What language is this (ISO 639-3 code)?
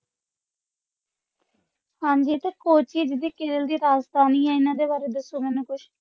pan